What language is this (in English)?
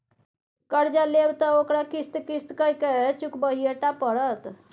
Maithili